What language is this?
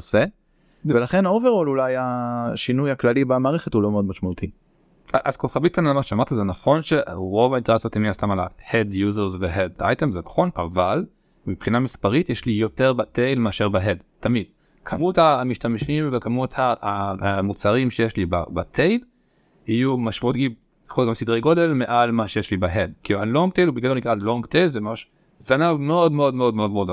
Hebrew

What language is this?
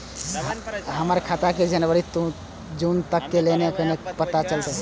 Maithili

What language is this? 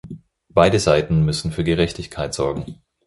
German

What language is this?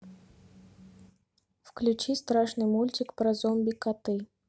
Russian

